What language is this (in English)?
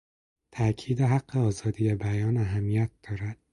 Persian